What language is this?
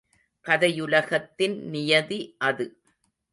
Tamil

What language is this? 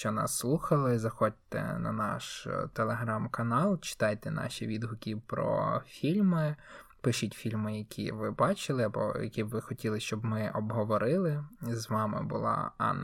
Ukrainian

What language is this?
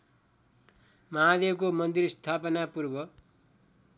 Nepali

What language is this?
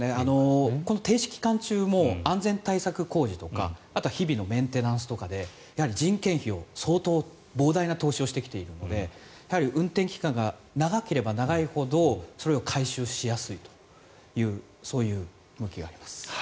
Japanese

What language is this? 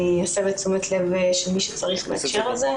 Hebrew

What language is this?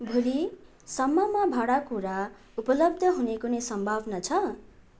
Nepali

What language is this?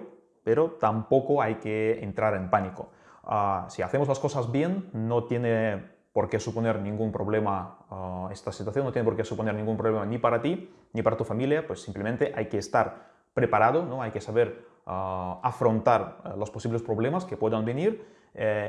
Spanish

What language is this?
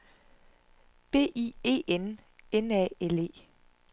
Danish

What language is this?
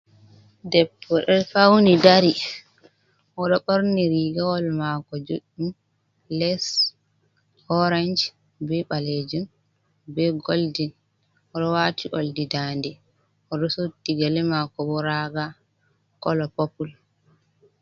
Fula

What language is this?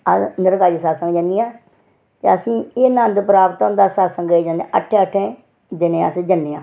Dogri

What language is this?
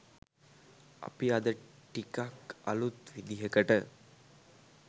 Sinhala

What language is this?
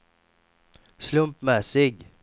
Swedish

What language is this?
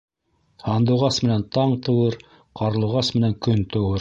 Bashkir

